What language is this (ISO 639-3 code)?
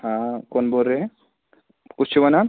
kas